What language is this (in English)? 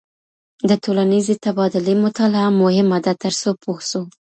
Pashto